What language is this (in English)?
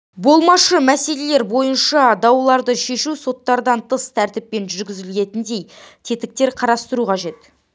Kazakh